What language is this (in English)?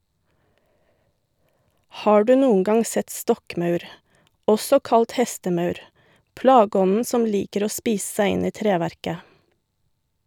Norwegian